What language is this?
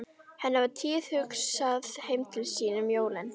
Icelandic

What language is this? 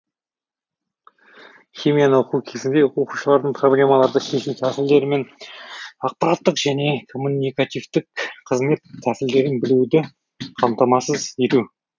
Kazakh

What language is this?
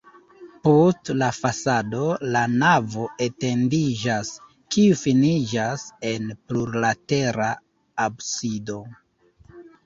Esperanto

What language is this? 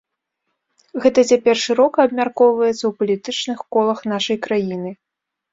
Belarusian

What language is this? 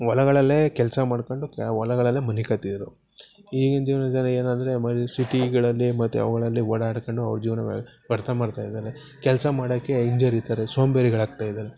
Kannada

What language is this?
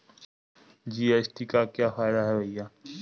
Hindi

